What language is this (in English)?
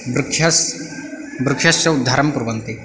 Sanskrit